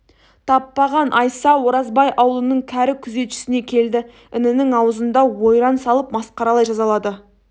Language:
Kazakh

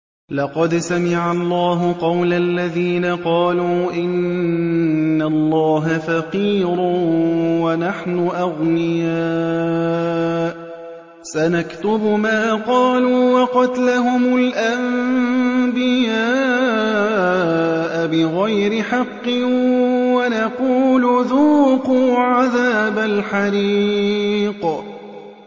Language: Arabic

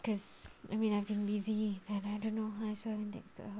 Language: English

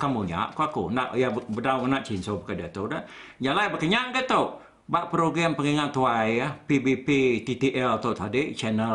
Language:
Malay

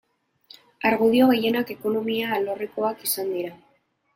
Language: Basque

